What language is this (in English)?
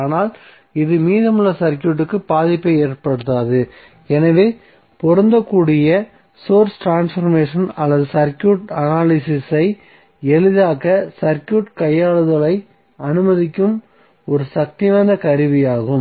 Tamil